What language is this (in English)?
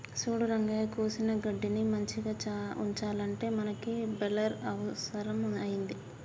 Telugu